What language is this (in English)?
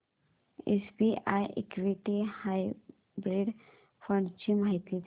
Marathi